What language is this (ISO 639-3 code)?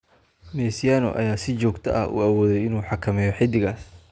som